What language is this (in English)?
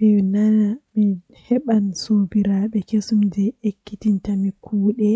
Western Niger Fulfulde